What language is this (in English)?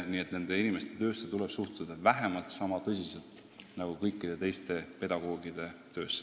Estonian